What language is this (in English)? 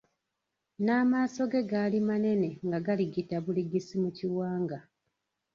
Ganda